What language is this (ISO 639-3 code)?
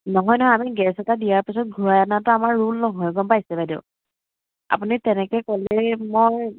asm